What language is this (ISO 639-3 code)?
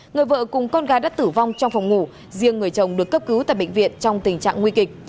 vie